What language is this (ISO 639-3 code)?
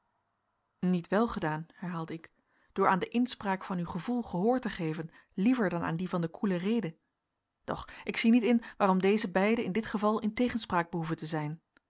nld